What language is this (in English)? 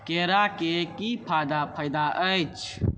Maithili